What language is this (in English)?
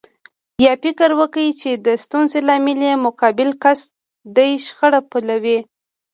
Pashto